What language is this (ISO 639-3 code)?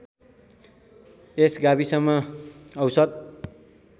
nep